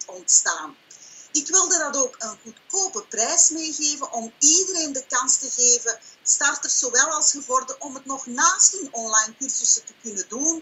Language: Dutch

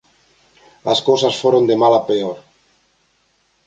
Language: Galician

